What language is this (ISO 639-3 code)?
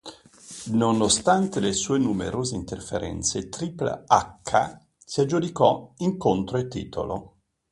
ita